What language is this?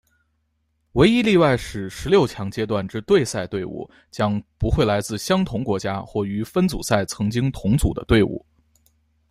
Chinese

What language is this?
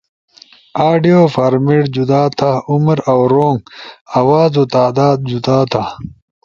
Ushojo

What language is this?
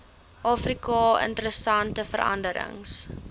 Afrikaans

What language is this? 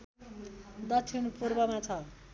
Nepali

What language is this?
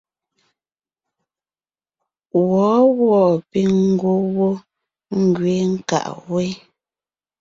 Ngiemboon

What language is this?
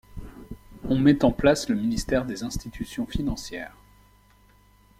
French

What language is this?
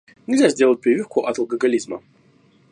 Russian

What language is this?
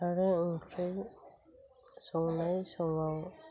Bodo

